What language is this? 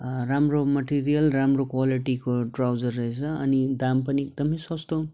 Nepali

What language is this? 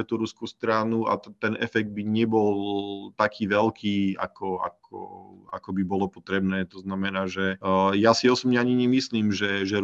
Slovak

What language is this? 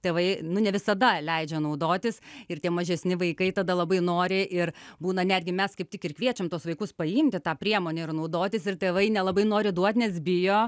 Lithuanian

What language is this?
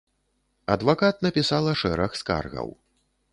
Belarusian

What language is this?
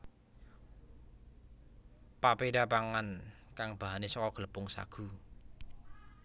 Javanese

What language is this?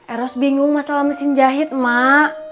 Indonesian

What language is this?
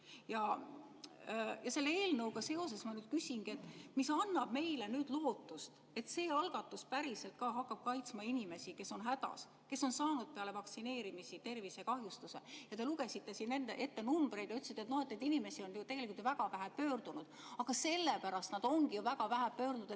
Estonian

